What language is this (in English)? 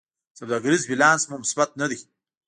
Pashto